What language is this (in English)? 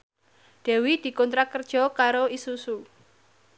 Javanese